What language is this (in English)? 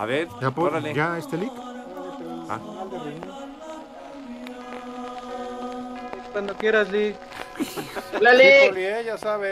Spanish